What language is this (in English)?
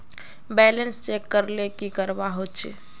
Magahi